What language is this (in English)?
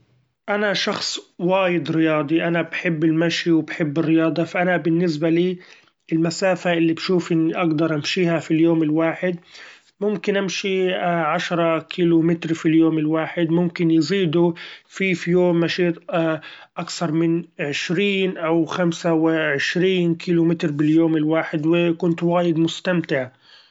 Gulf Arabic